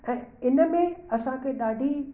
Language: Sindhi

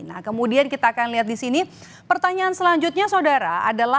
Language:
Indonesian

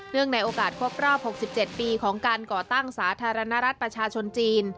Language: Thai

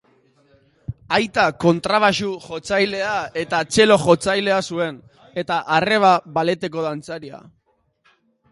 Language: Basque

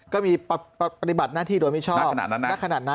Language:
Thai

